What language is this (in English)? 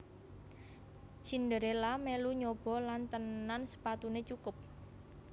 Javanese